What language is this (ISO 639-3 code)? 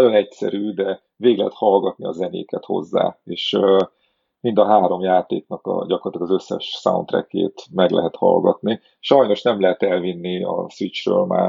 hun